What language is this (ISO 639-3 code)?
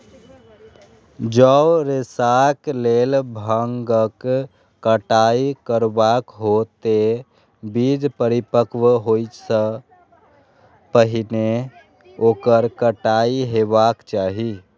mai